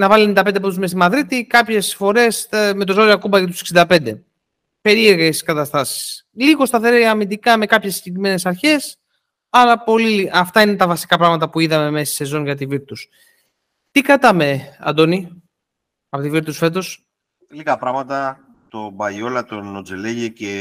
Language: Greek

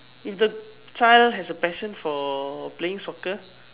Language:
English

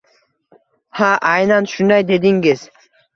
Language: Uzbek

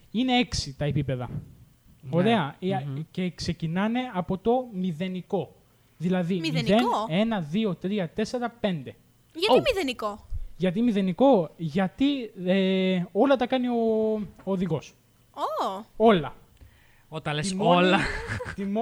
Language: Greek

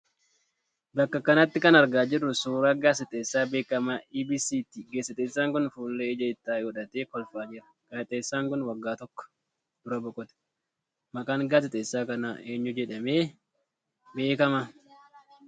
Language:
Oromo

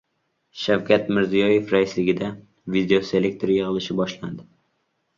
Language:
Uzbek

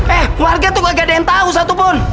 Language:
Indonesian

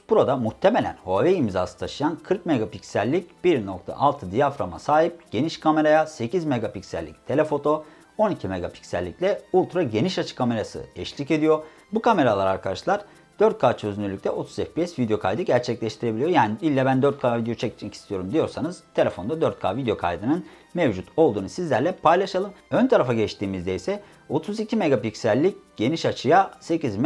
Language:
Turkish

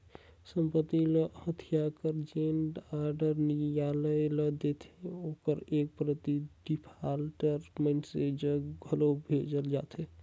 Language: Chhattisgarhi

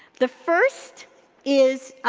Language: English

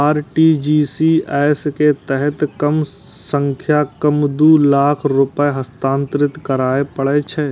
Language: Maithili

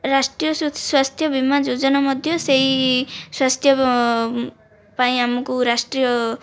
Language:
Odia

